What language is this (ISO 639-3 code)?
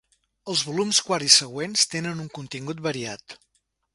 cat